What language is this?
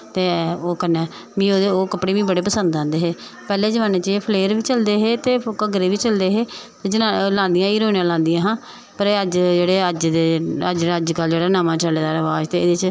Dogri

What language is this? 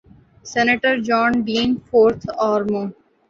Urdu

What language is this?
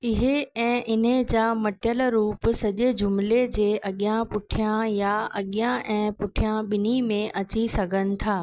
Sindhi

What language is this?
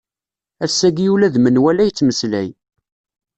Kabyle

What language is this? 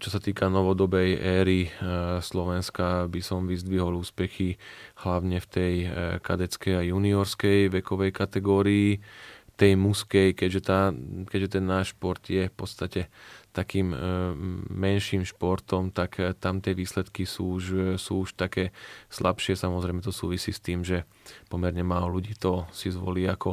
Slovak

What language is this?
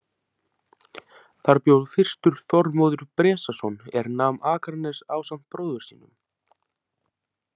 Icelandic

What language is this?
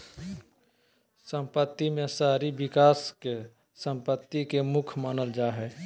Magahi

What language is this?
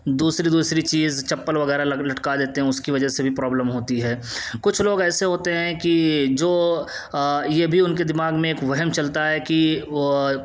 Urdu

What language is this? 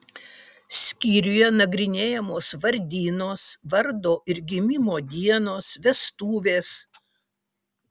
Lithuanian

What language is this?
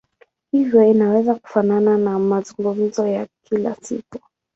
Swahili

